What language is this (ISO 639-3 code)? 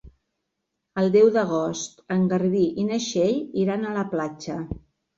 cat